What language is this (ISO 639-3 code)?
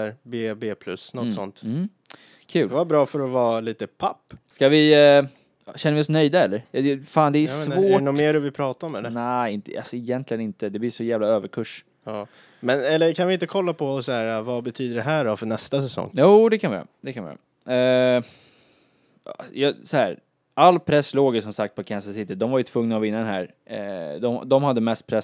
swe